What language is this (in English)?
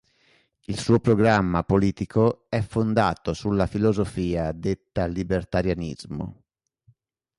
Italian